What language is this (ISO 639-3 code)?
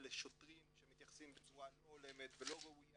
heb